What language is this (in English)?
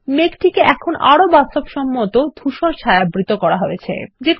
Bangla